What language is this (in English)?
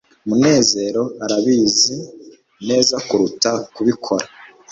Kinyarwanda